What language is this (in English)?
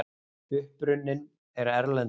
Icelandic